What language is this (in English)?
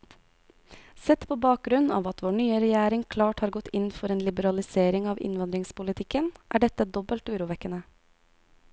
Norwegian